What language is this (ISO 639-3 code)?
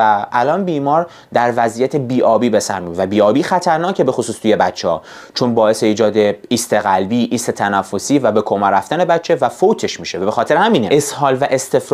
fas